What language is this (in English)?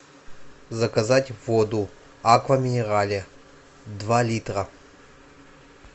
Russian